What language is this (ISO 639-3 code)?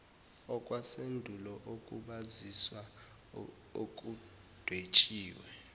zul